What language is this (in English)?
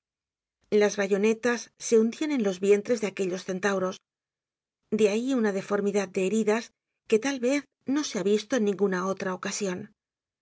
Spanish